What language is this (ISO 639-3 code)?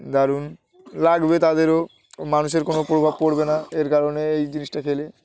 ben